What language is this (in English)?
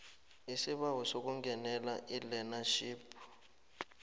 South Ndebele